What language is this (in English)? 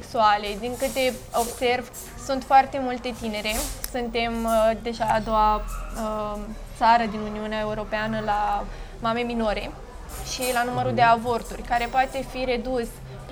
Romanian